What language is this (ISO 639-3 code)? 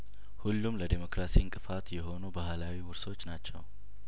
amh